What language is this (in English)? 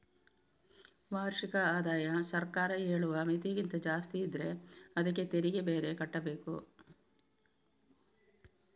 Kannada